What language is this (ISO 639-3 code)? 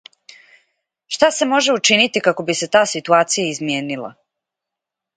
srp